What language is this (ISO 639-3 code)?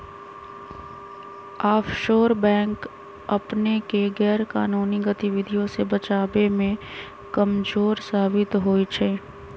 mag